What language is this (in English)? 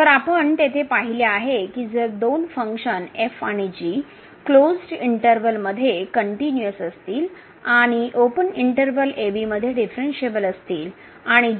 Marathi